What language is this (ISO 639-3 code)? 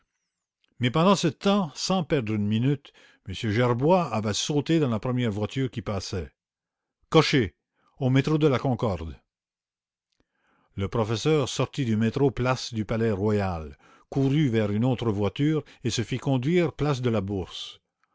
fra